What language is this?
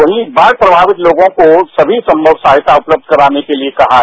Hindi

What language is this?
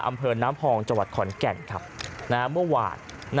Thai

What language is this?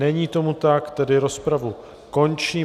Czech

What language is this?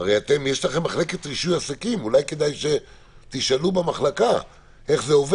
Hebrew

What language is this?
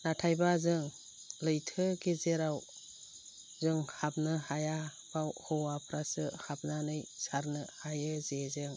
Bodo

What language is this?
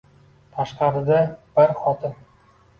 Uzbek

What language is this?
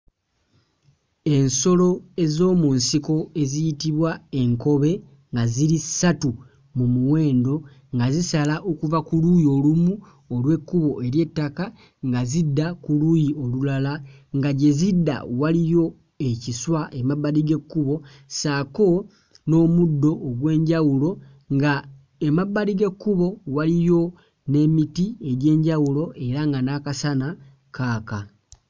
Ganda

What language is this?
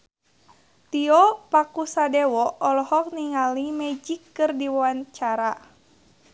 Sundanese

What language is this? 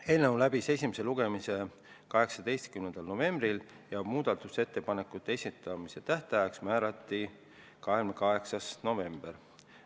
Estonian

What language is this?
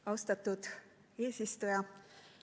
Estonian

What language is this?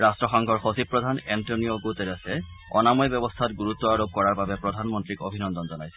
Assamese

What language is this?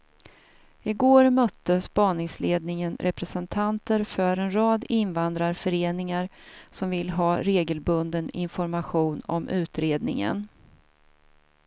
Swedish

